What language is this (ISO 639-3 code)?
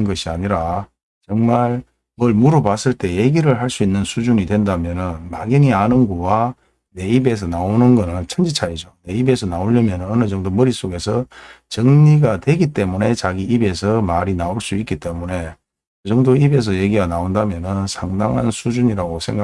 kor